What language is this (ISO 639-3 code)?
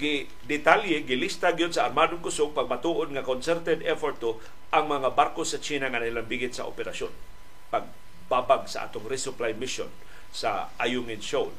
fil